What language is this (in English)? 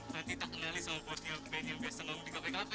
Indonesian